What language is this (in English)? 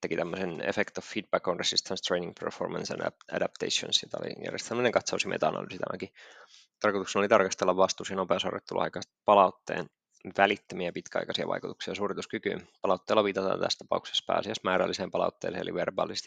Finnish